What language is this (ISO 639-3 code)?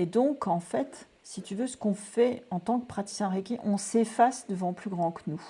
fra